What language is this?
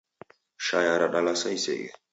Taita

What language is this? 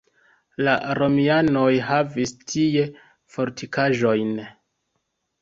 Esperanto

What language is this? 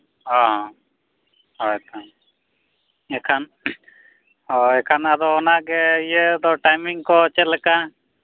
Santali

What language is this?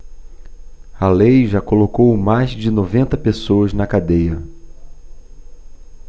Portuguese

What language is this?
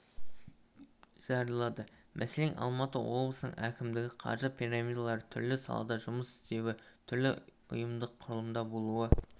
Kazakh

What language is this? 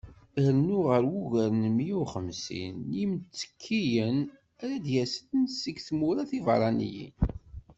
Kabyle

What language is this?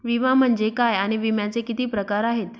Marathi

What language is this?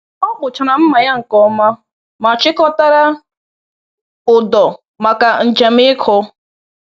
Igbo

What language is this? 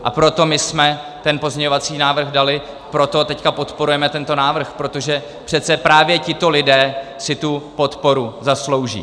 Czech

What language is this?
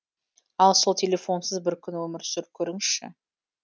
Kazakh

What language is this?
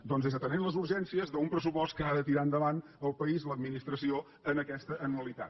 Catalan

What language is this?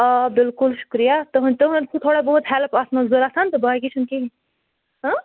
Kashmiri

